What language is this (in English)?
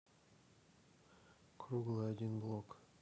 Russian